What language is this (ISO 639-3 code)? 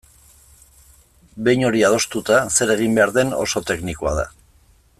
eus